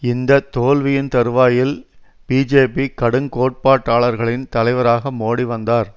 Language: Tamil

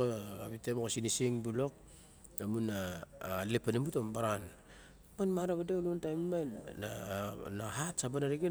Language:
Barok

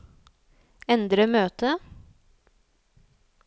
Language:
Norwegian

